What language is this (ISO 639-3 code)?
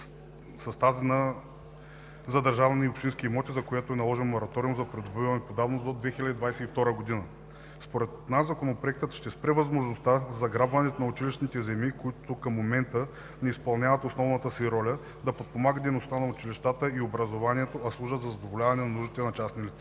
bul